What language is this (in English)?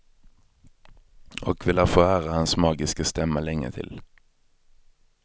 Swedish